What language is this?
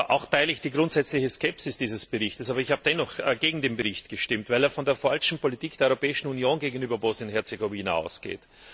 German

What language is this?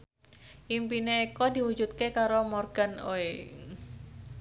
Javanese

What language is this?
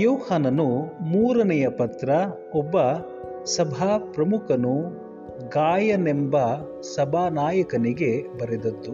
Kannada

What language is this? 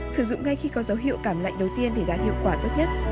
Vietnamese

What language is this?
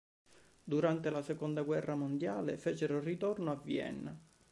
Italian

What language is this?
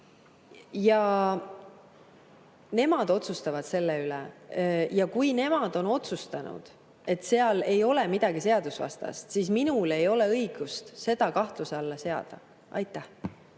Estonian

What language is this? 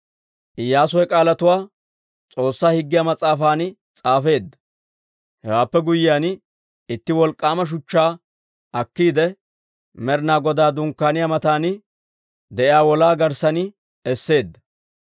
Dawro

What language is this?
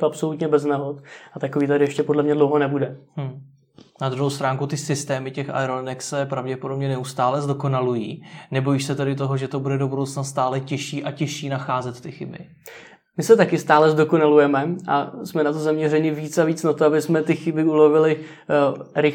Czech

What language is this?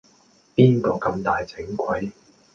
Cantonese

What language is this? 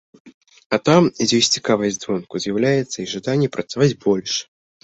Belarusian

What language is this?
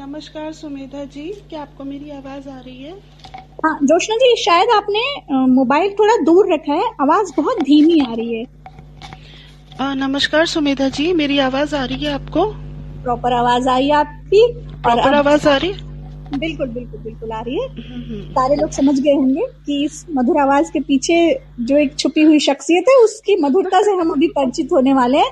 Hindi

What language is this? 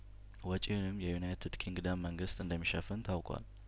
Amharic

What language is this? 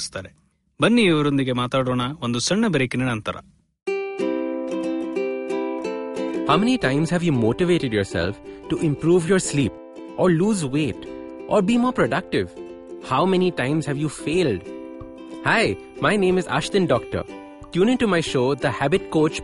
Kannada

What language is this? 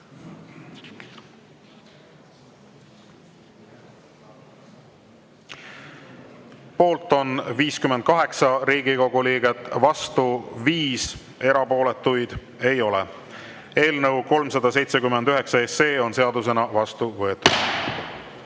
Estonian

